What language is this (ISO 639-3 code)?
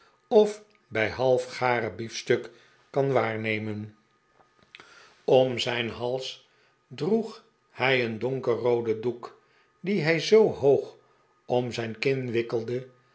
nld